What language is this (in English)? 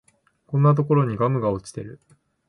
Japanese